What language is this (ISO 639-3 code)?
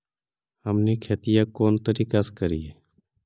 mag